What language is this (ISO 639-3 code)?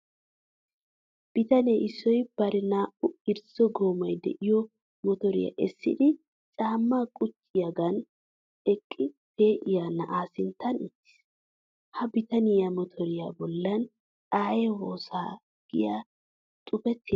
wal